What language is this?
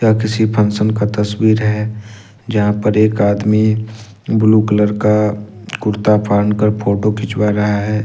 Hindi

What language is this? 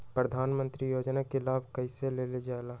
Magahi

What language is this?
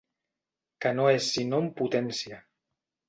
Catalan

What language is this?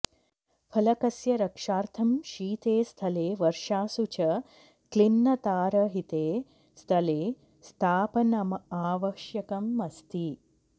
Sanskrit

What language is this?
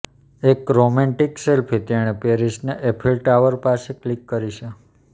Gujarati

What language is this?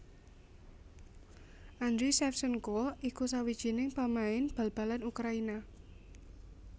Javanese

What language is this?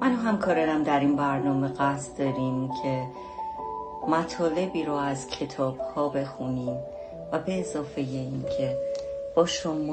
Persian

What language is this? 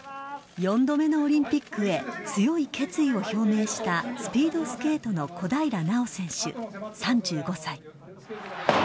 Japanese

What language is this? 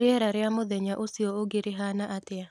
Kikuyu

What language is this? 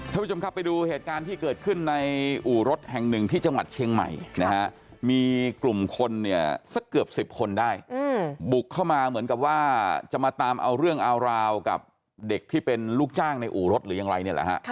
Thai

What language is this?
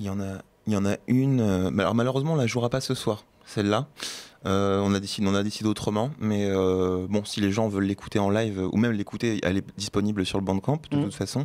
French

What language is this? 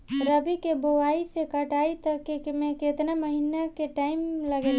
Bhojpuri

